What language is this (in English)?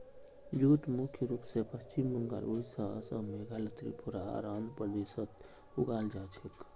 Magahi